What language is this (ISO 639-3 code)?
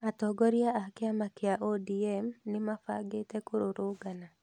kik